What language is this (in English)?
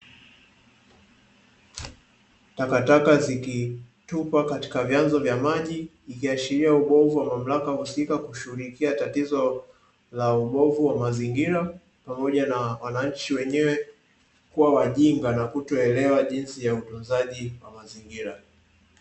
Swahili